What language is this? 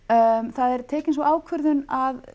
Icelandic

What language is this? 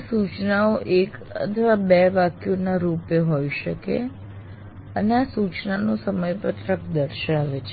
Gujarati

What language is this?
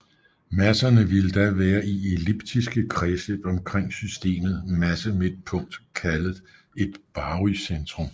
Danish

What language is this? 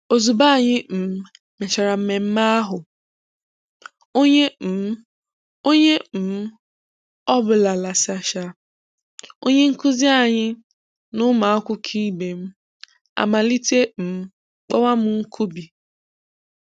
Igbo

